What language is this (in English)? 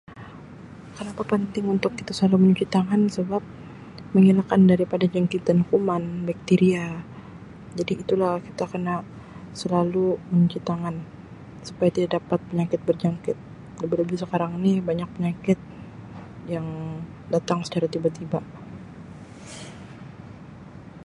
Sabah Malay